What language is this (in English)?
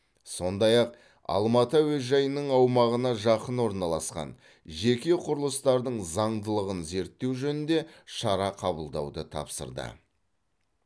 Kazakh